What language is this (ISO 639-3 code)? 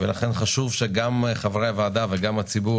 heb